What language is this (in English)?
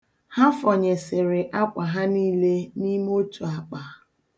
Igbo